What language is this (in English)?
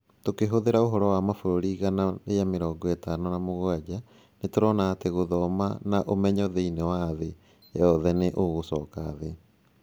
Kikuyu